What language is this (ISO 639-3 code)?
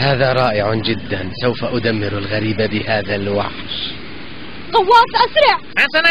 ara